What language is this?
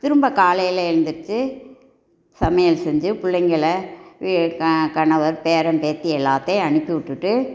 Tamil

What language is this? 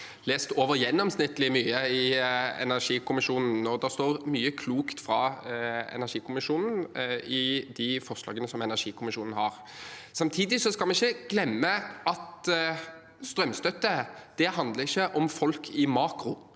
Norwegian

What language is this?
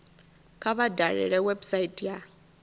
Venda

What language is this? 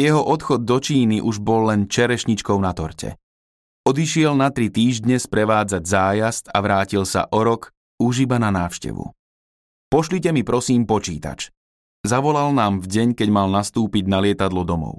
Slovak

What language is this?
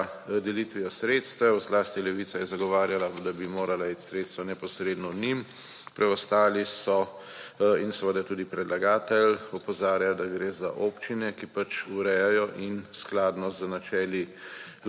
Slovenian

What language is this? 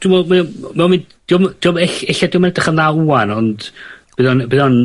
Welsh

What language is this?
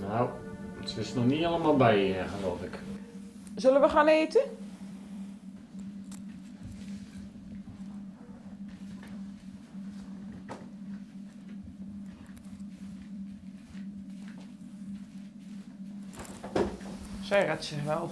Dutch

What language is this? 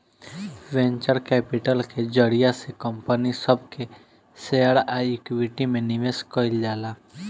Bhojpuri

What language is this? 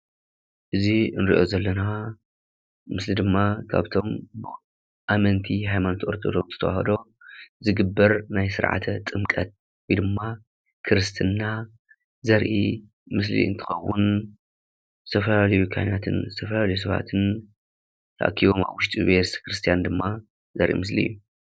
Tigrinya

